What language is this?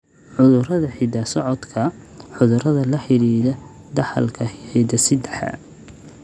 Somali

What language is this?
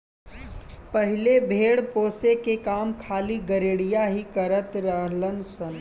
Bhojpuri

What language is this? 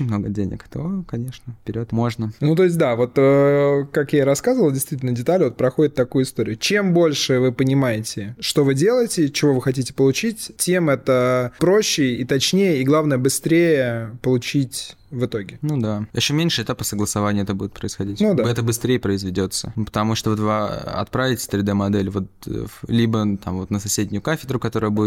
Russian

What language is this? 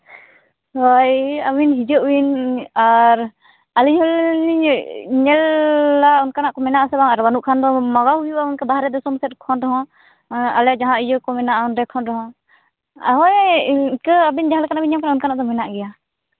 Santali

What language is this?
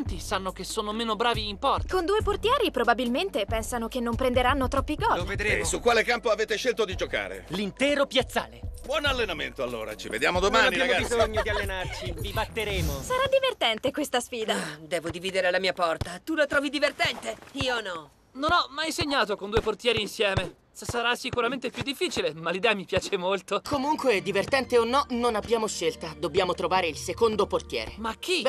Italian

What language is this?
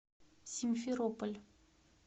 Russian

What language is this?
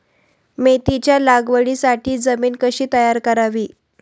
Marathi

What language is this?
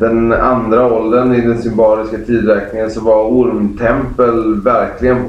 Swedish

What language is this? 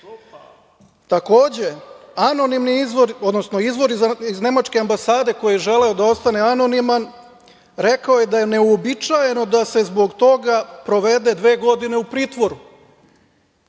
Serbian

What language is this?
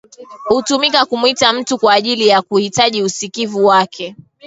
Swahili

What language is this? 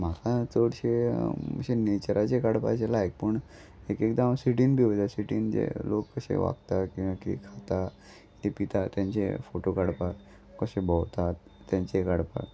Konkani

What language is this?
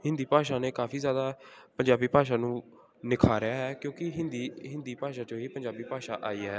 Punjabi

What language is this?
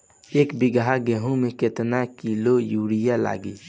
Bhojpuri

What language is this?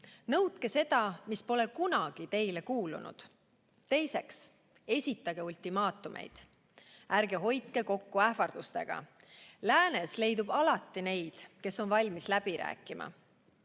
Estonian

